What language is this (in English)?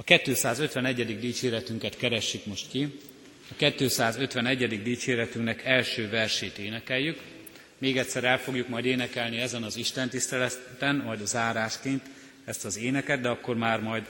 Hungarian